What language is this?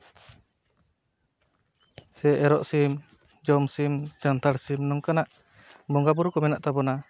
Santali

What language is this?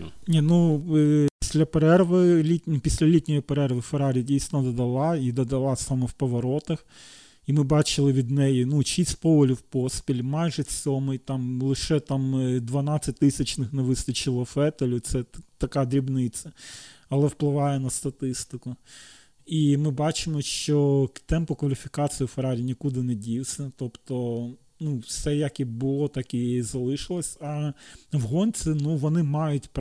Ukrainian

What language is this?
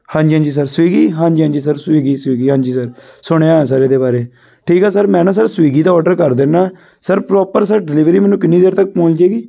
Punjabi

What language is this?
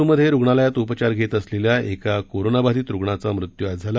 Marathi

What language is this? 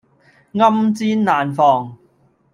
Cantonese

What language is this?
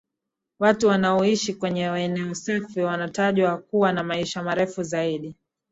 Swahili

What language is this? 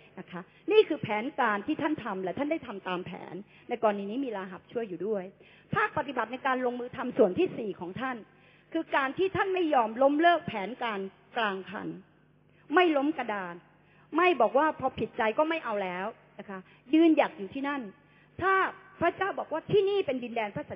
Thai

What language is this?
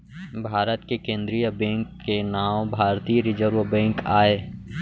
Chhattisgarhi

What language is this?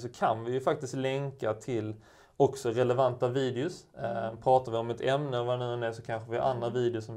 Swedish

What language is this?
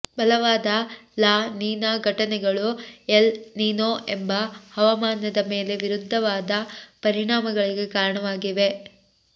Kannada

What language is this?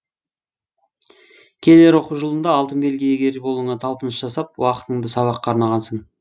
Kazakh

